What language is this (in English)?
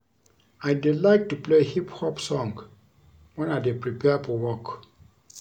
Nigerian Pidgin